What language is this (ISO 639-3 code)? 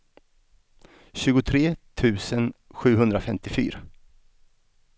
swe